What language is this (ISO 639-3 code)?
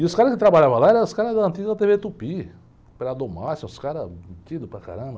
por